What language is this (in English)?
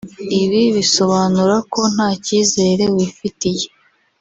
Kinyarwanda